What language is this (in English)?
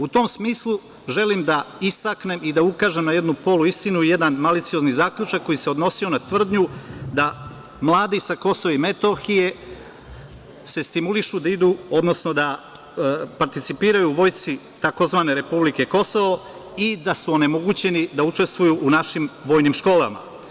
Serbian